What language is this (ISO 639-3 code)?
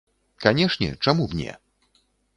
bel